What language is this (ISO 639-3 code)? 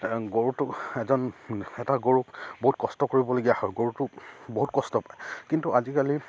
asm